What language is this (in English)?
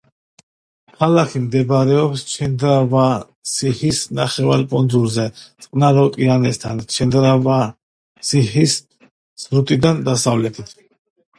Georgian